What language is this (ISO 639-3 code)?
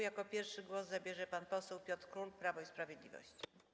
pol